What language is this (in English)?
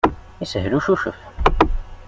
Kabyle